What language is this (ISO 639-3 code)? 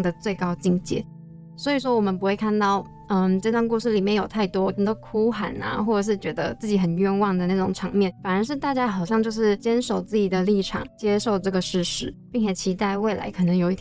zho